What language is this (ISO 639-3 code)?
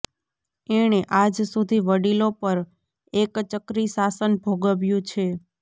guj